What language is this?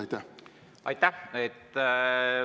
Estonian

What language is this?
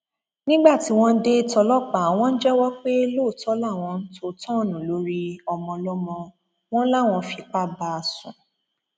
Yoruba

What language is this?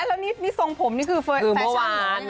Thai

